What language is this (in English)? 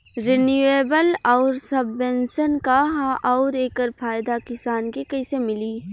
Bhojpuri